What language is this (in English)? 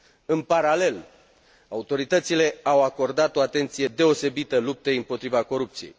Romanian